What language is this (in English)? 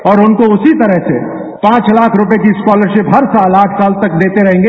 Hindi